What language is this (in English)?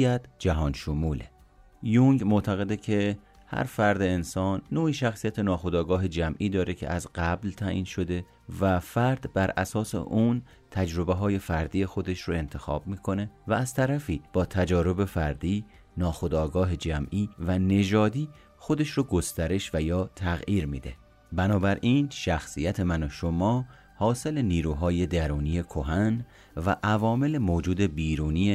Persian